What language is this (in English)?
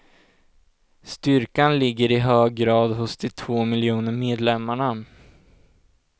Swedish